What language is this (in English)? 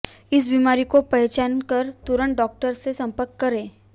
Hindi